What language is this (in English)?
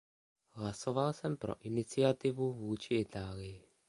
Czech